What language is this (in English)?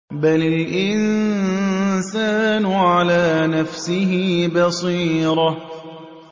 Arabic